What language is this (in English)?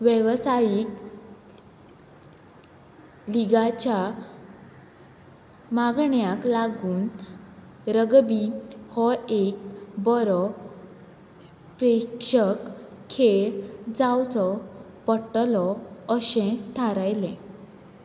Konkani